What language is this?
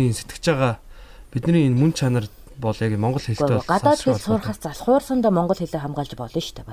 Korean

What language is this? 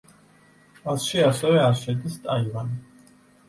Georgian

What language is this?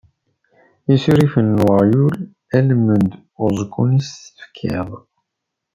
Kabyle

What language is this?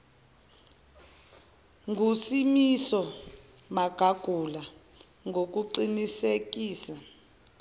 Zulu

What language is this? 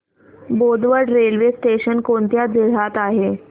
Marathi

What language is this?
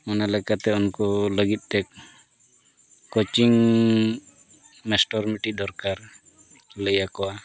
Santali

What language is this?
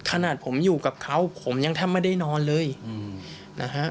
Thai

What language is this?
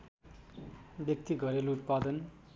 Nepali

